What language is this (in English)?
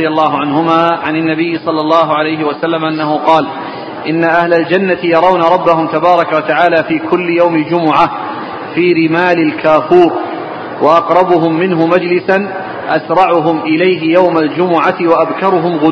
Arabic